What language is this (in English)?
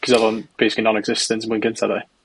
Welsh